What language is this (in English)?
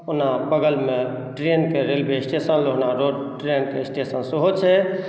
Maithili